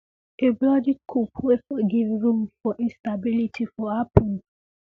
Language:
Nigerian Pidgin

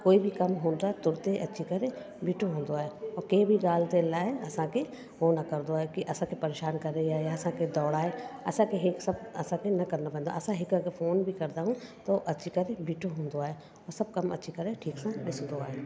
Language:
Sindhi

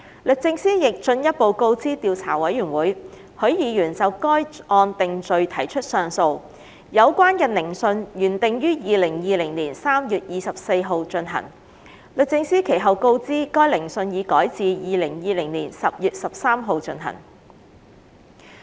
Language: Cantonese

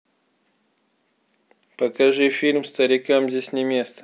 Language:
Russian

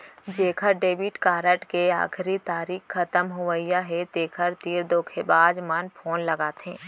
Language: Chhattisgarhi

